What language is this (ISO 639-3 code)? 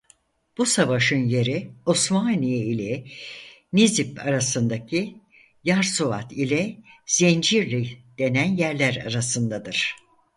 tur